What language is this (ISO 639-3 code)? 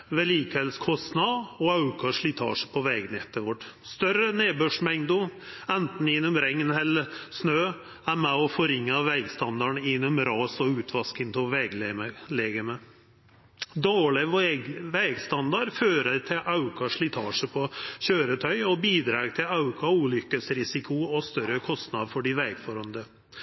nno